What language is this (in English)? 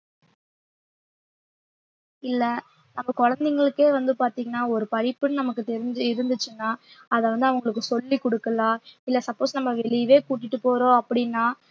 Tamil